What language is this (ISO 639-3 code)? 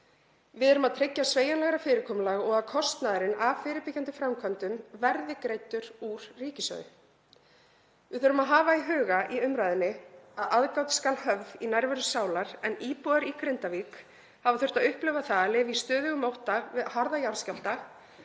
isl